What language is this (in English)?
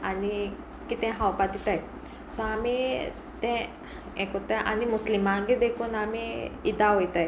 Konkani